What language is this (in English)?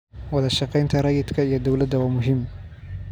Somali